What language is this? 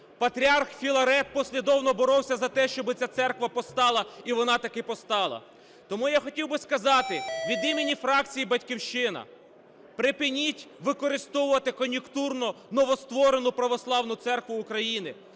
Ukrainian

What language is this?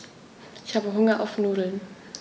German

